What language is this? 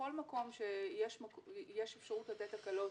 Hebrew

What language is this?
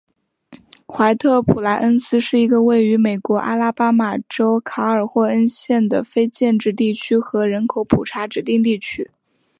Chinese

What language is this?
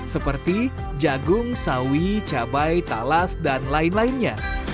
Indonesian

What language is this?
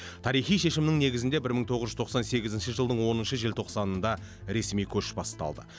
Kazakh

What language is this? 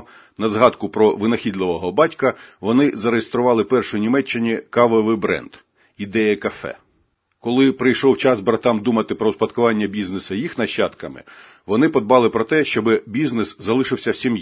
Ukrainian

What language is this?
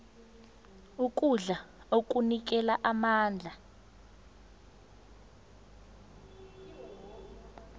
South Ndebele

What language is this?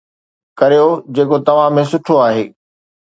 Sindhi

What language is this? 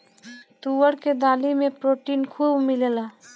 Bhojpuri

